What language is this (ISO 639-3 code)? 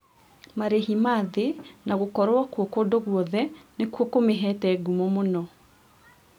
kik